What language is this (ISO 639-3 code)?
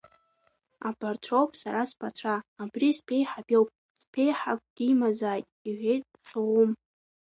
abk